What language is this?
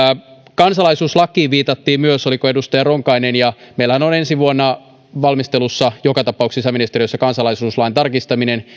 Finnish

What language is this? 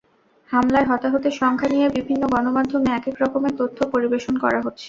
Bangla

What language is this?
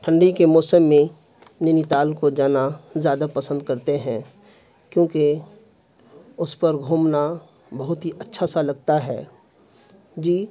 Urdu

